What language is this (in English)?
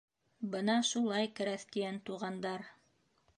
Bashkir